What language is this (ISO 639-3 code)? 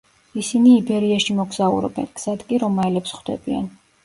kat